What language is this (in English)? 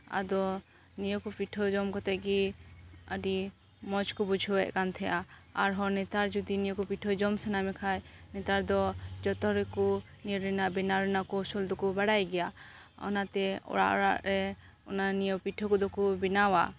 Santali